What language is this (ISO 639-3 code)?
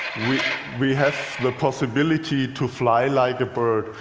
eng